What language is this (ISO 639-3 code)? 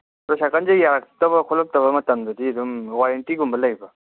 mni